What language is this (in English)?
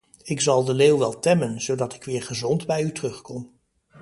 Dutch